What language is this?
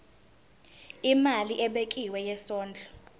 Zulu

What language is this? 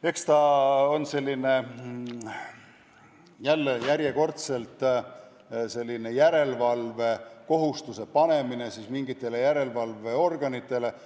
Estonian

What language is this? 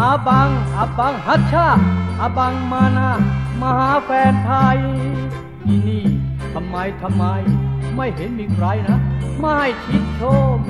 Thai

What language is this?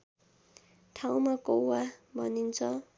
Nepali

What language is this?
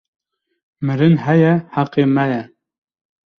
Kurdish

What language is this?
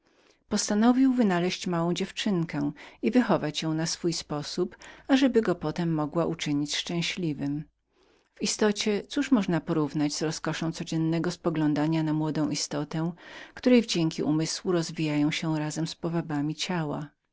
Polish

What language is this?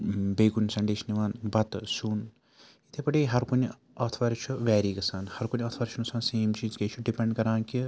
Kashmiri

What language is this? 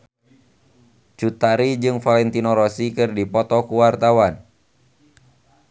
Sundanese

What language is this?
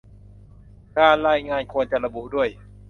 Thai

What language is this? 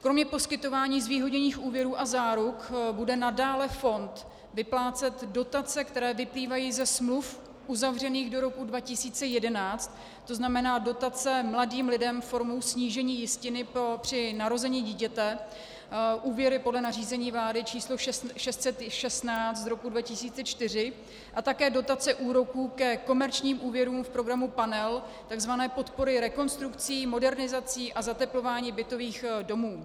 Czech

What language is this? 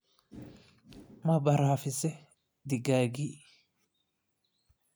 Somali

